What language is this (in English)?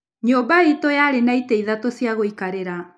Kikuyu